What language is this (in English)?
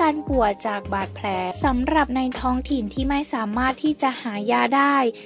Thai